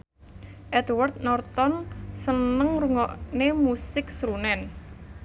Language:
Javanese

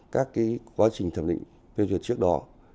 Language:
Vietnamese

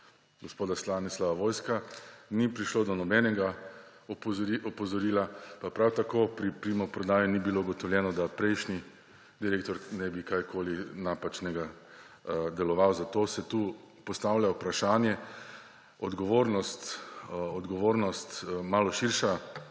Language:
Slovenian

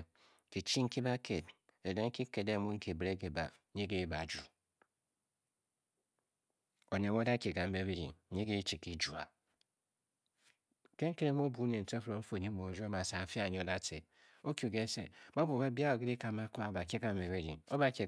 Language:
Bokyi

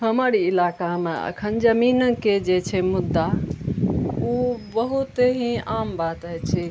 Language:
Maithili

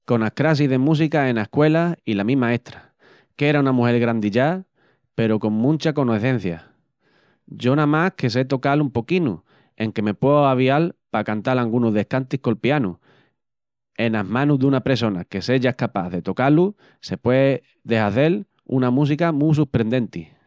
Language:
Extremaduran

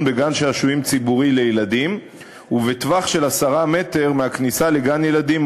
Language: Hebrew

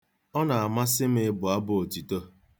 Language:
Igbo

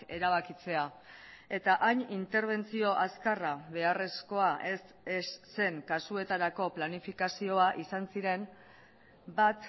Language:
Basque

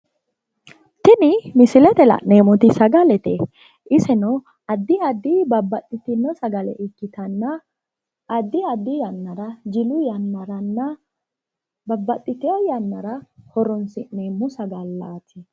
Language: Sidamo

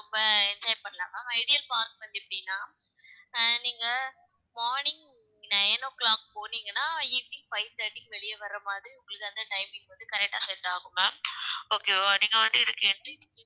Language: Tamil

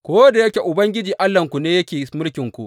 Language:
Hausa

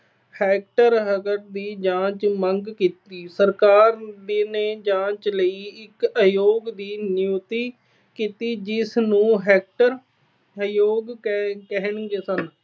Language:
Punjabi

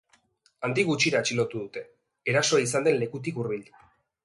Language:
Basque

